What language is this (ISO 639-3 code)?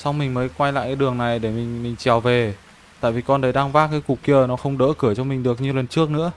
vie